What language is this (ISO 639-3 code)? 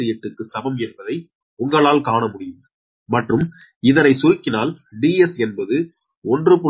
tam